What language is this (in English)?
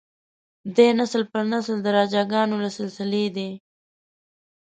Pashto